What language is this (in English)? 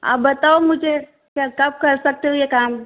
Hindi